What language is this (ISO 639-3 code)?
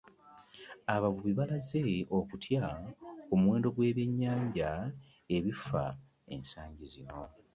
lug